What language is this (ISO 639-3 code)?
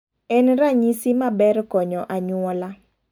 luo